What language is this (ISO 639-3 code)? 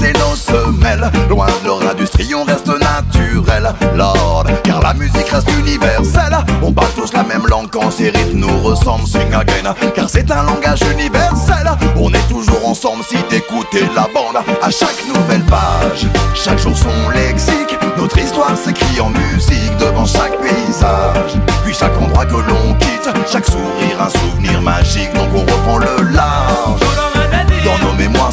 fra